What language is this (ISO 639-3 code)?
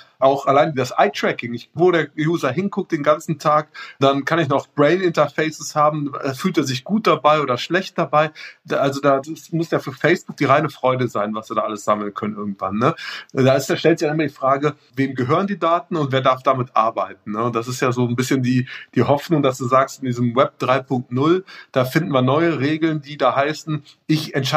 deu